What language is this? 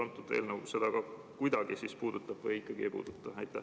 Estonian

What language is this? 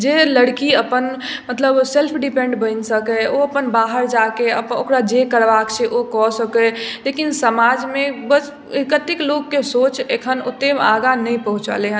Maithili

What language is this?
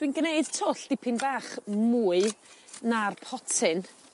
Welsh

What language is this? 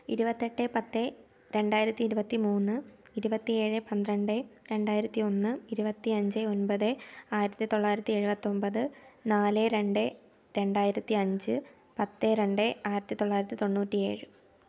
Malayalam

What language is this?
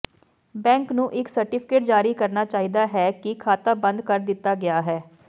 Punjabi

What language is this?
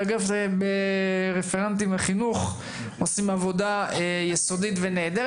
Hebrew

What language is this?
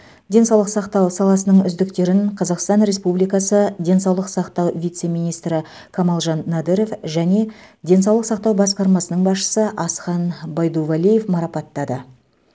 Kazakh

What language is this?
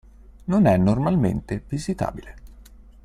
Italian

